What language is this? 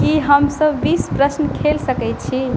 Maithili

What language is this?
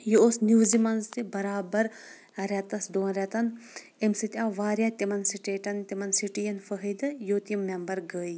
Kashmiri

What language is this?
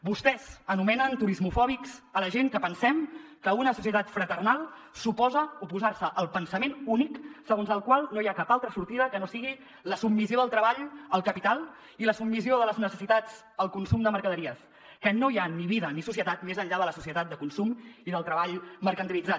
Catalan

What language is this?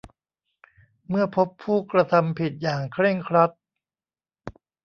Thai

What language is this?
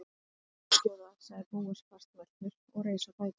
Icelandic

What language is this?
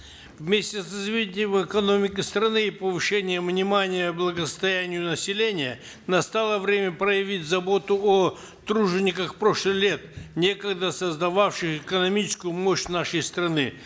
Kazakh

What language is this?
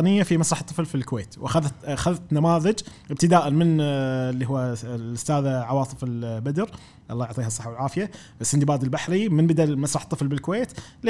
Arabic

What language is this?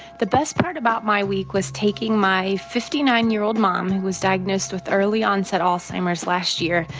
English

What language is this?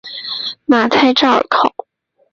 Chinese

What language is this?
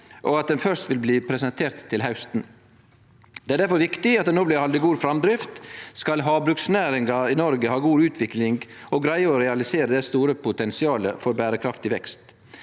Norwegian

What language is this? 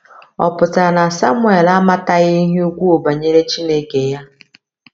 Igbo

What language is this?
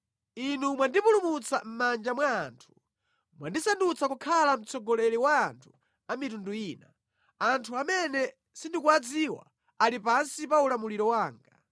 Nyanja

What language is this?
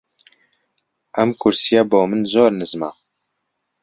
Central Kurdish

